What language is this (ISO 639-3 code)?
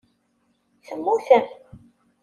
kab